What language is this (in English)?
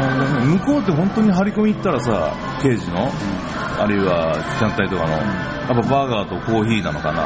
Japanese